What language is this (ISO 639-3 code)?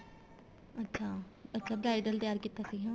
pan